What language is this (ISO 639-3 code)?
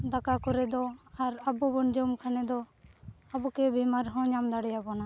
sat